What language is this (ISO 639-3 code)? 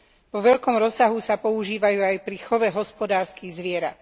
slk